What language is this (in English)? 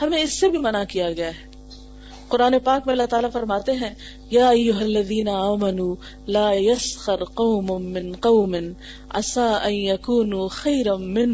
Urdu